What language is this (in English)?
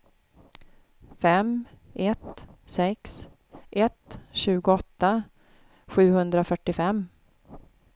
Swedish